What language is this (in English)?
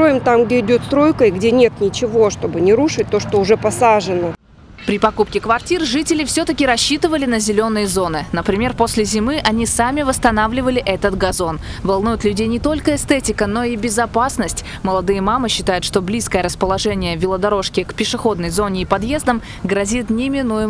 Russian